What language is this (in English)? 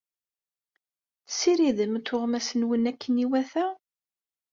Kabyle